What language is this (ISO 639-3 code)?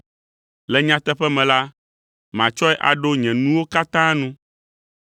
ewe